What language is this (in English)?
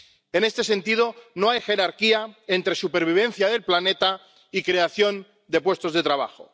Spanish